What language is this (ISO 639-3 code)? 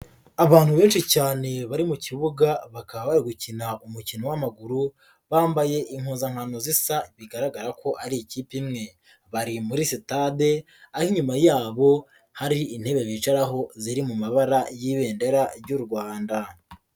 kin